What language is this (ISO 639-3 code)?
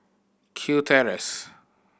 eng